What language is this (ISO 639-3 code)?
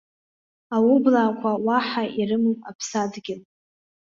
abk